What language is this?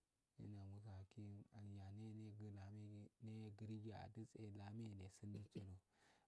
Afade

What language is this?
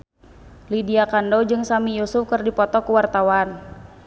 Sundanese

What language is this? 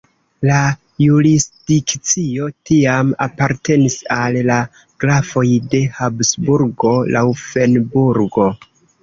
Esperanto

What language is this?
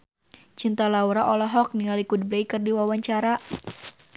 Sundanese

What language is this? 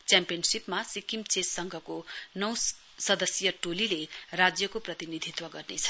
Nepali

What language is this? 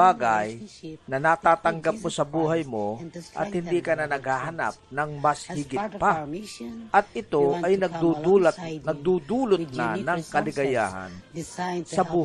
Filipino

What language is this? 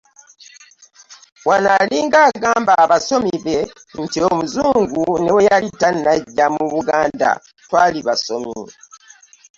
Ganda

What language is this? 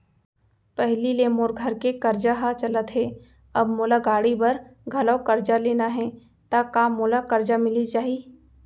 Chhattisgarhi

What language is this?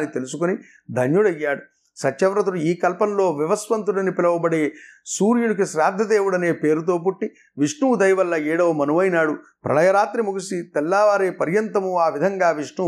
Telugu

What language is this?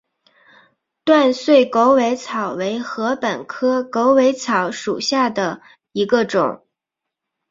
Chinese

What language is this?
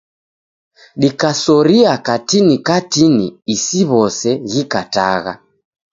Taita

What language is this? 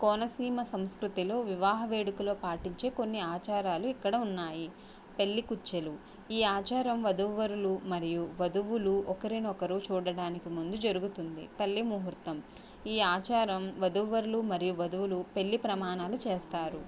Telugu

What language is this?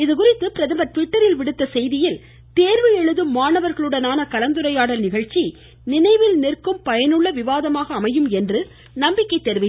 Tamil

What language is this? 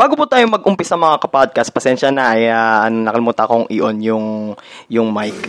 Filipino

